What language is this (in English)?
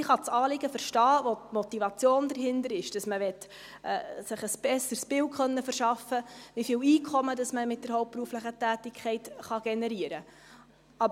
Swiss German